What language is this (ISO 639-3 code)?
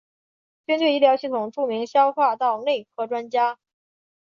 zho